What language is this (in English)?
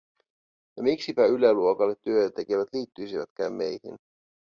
Finnish